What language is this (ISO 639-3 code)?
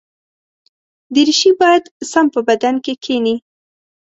pus